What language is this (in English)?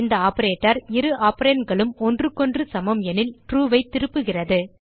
Tamil